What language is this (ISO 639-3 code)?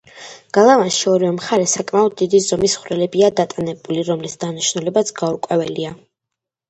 kat